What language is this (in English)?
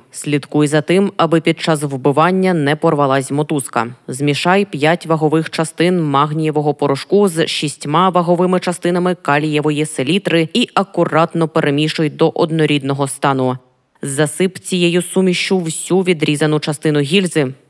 Ukrainian